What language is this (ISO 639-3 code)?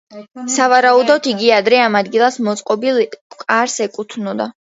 kat